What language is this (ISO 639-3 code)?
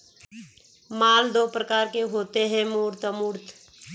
hin